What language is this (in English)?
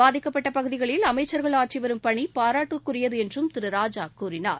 Tamil